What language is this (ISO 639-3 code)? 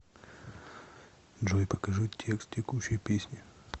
rus